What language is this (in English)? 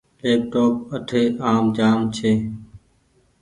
Goaria